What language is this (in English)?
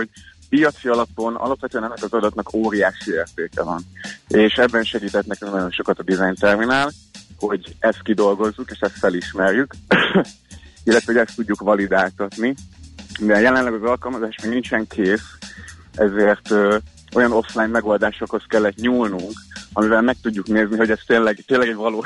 Hungarian